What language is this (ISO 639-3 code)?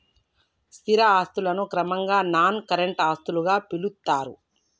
tel